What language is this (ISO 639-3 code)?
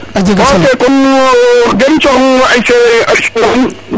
srr